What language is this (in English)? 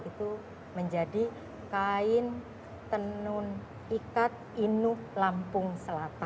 Indonesian